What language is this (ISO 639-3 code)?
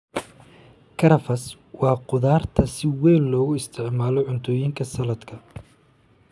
som